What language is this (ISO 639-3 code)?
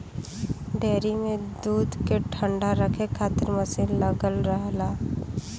bho